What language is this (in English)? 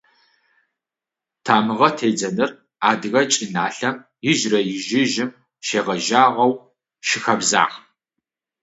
Adyghe